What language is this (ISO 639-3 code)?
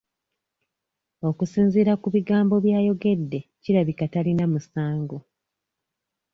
lug